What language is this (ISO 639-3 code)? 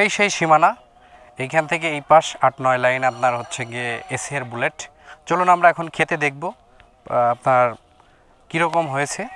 ben